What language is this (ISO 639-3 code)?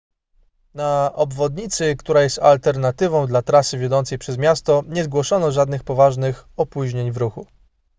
pol